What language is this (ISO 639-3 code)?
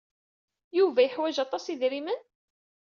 kab